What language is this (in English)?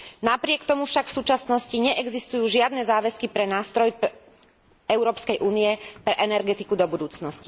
Slovak